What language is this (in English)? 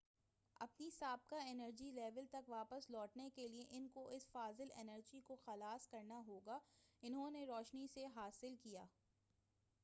Urdu